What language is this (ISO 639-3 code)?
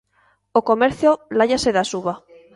glg